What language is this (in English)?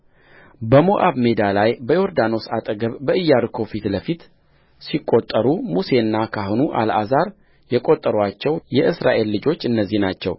Amharic